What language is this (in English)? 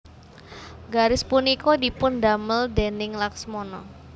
Javanese